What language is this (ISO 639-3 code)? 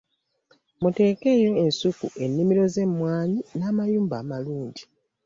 lug